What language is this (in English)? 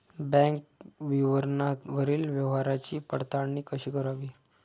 Marathi